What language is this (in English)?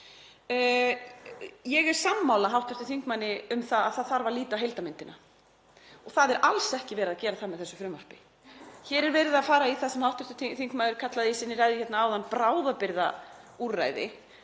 Icelandic